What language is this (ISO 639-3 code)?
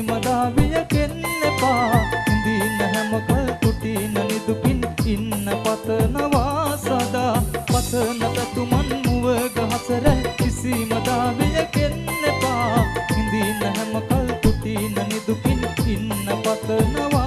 sin